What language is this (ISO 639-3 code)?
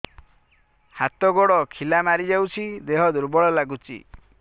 ori